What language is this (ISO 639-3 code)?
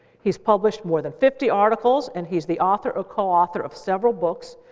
eng